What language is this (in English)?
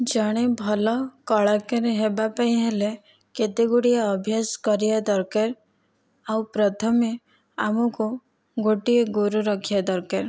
Odia